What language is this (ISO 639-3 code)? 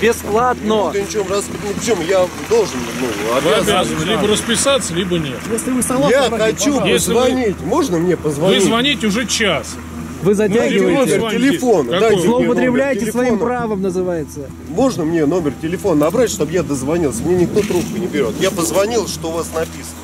rus